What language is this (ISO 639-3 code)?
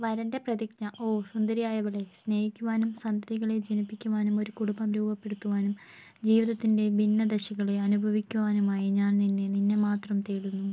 mal